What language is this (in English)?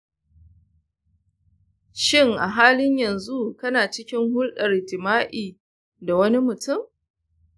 Hausa